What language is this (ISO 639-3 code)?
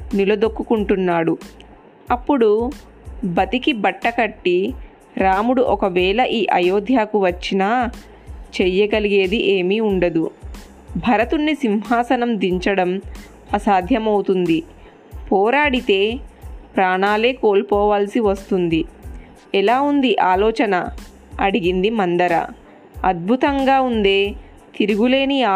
tel